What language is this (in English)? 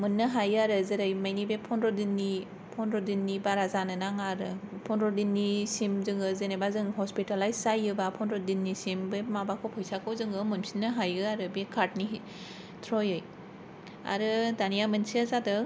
Bodo